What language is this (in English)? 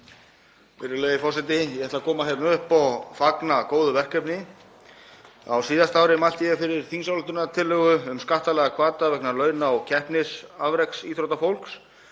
Icelandic